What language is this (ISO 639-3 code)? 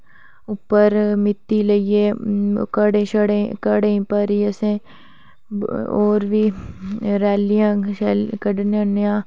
doi